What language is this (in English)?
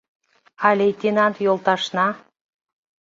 Mari